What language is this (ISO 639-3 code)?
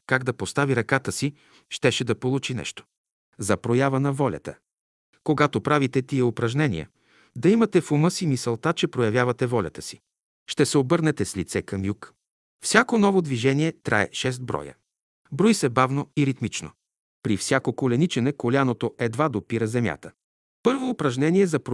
bul